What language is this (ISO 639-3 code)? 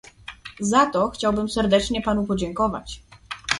pol